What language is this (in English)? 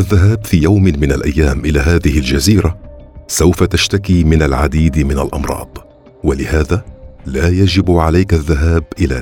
Arabic